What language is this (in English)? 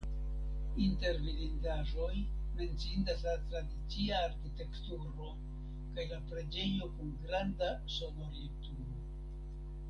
Esperanto